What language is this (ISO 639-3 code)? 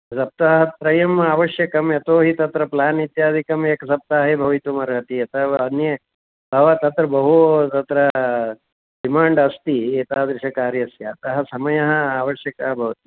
san